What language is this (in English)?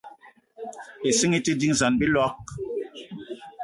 Eton (Cameroon)